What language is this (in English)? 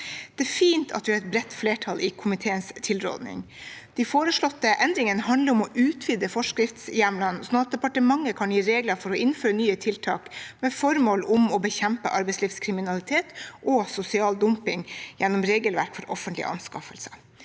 Norwegian